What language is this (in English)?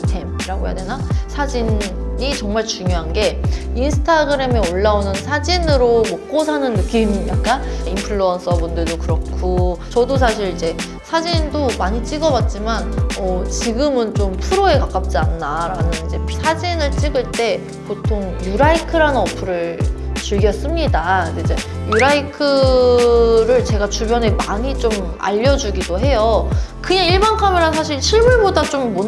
Korean